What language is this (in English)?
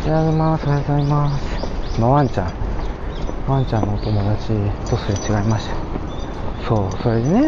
Japanese